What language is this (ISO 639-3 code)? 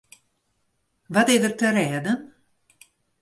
fry